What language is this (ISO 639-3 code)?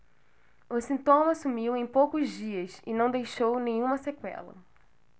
por